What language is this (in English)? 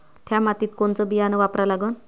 Marathi